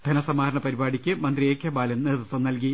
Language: Malayalam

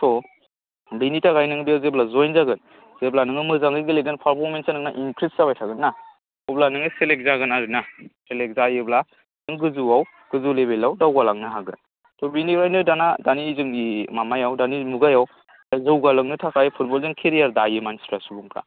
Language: Bodo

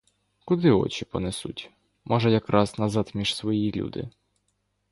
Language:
Ukrainian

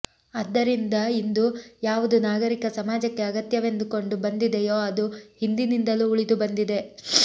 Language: Kannada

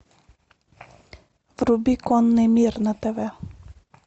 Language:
Russian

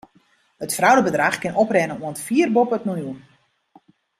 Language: Western Frisian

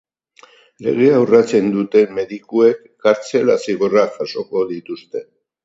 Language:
Basque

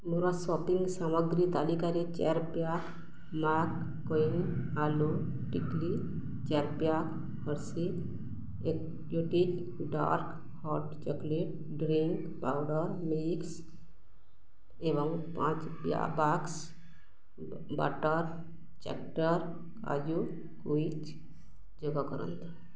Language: Odia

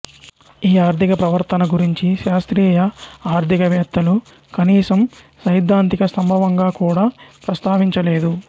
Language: Telugu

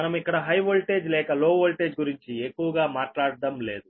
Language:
Telugu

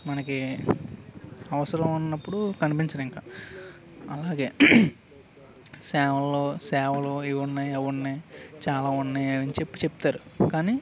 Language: Telugu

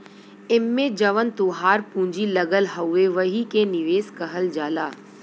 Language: Bhojpuri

